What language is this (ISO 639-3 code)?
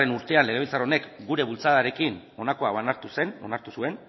eus